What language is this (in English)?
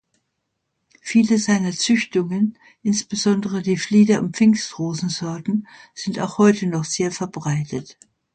German